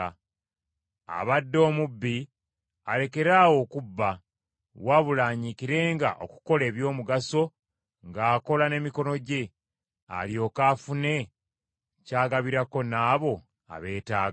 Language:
Ganda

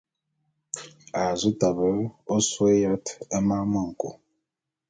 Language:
Bulu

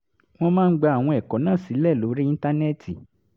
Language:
Yoruba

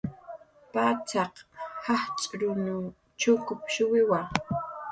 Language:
Jaqaru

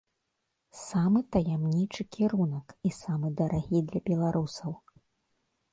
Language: Belarusian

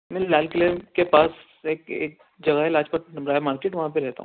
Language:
Urdu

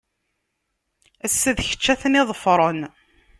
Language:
Kabyle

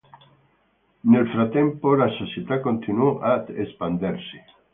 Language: Italian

